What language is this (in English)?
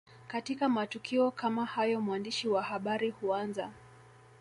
Swahili